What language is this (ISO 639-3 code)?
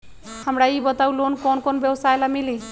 mag